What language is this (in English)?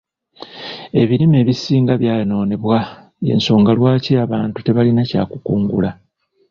Ganda